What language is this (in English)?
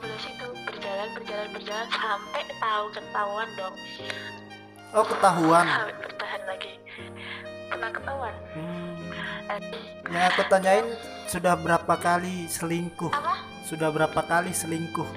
Indonesian